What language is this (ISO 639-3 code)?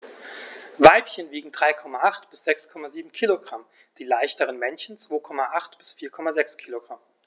deu